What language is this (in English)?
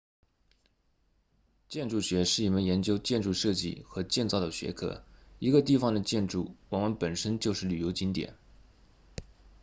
Chinese